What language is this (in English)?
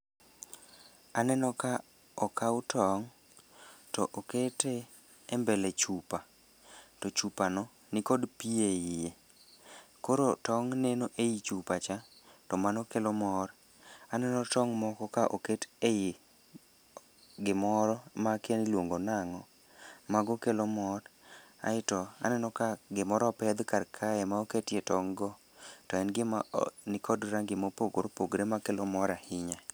Luo (Kenya and Tanzania)